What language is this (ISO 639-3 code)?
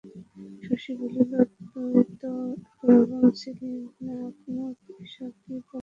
ben